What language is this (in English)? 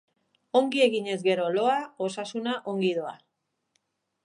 Basque